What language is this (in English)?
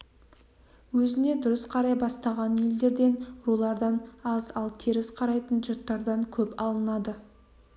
Kazakh